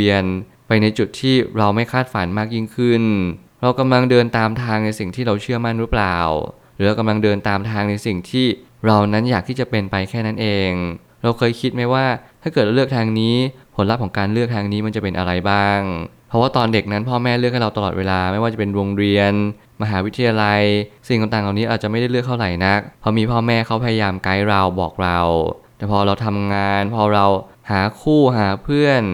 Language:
Thai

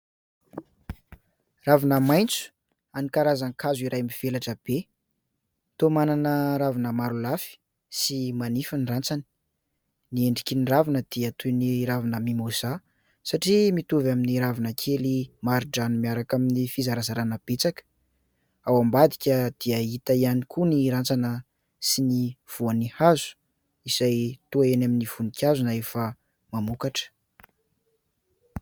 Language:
Malagasy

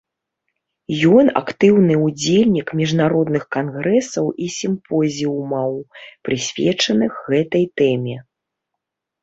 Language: Belarusian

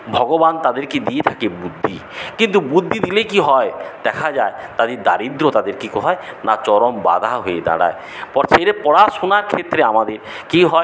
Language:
Bangla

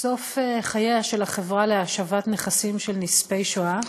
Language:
Hebrew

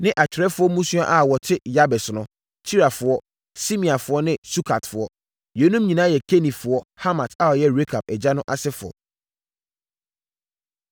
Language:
Akan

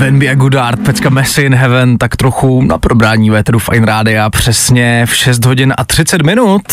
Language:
Czech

